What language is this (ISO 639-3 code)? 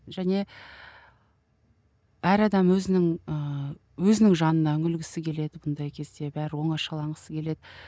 kaz